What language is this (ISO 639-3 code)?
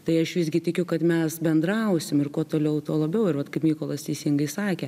lit